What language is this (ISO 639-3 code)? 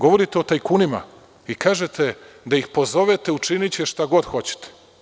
srp